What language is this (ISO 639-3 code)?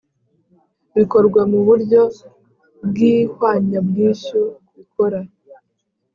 kin